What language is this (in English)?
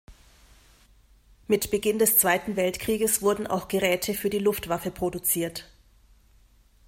German